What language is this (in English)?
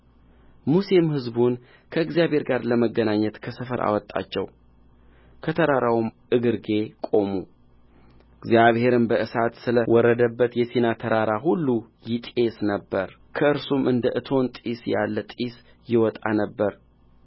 Amharic